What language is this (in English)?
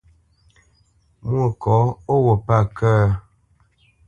Bamenyam